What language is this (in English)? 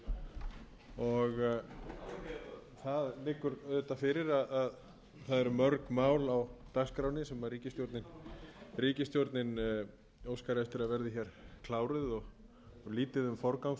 Icelandic